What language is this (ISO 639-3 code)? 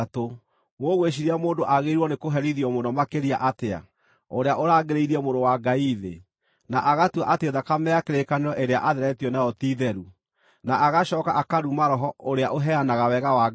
kik